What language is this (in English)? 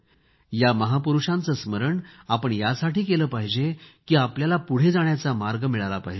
Marathi